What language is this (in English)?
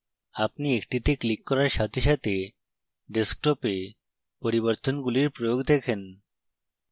Bangla